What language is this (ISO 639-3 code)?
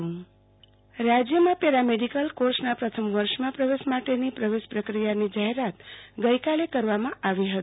guj